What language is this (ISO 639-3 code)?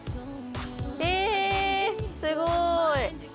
jpn